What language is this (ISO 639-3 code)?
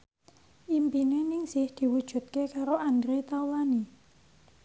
jav